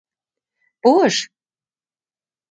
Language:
Mari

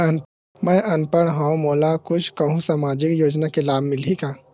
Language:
Chhattisgarhi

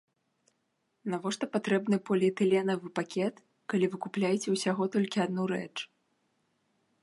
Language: Belarusian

